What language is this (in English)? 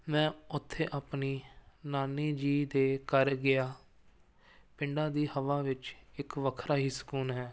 Punjabi